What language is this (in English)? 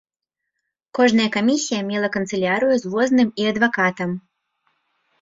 Belarusian